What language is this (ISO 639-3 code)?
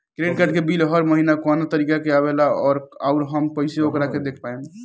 bho